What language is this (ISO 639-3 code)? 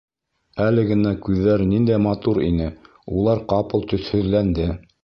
bak